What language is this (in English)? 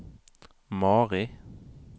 Norwegian